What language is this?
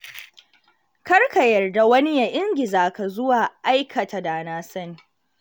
Hausa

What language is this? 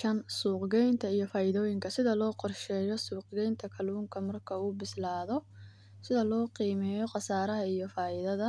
Somali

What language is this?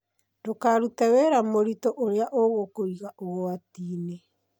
Kikuyu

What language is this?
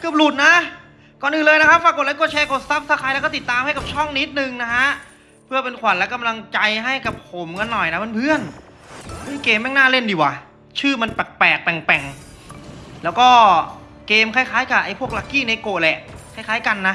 Thai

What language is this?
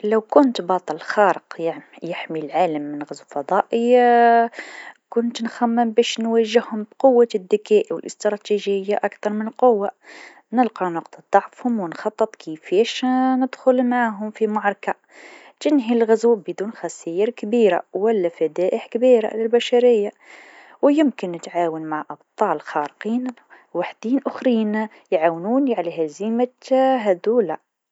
Tunisian Arabic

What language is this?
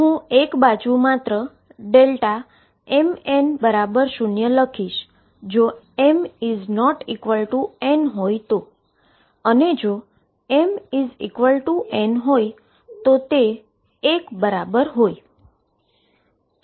Gujarati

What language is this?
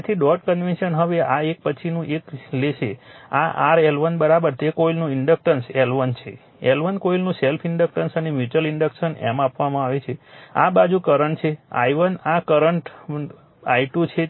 Gujarati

